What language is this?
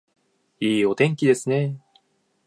Japanese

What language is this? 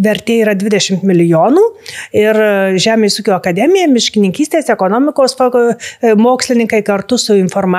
Lithuanian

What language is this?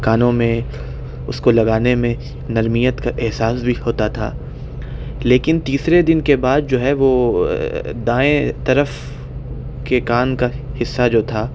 Urdu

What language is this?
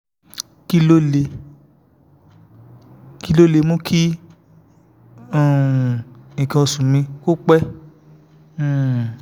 Yoruba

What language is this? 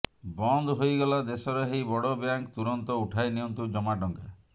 Odia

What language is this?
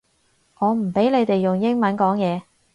Cantonese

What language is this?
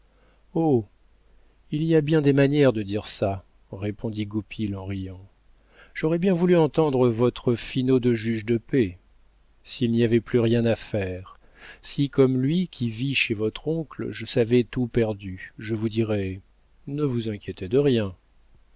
French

